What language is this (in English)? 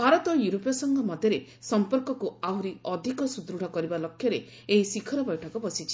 Odia